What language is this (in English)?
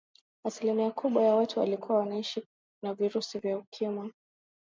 Swahili